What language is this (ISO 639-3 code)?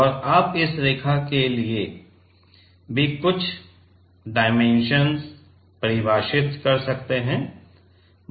hin